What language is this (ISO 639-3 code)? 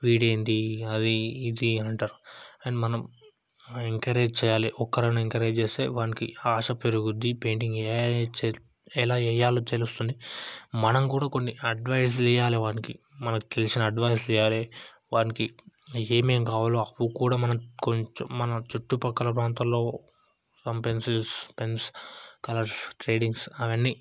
tel